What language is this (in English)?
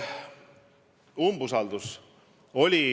Estonian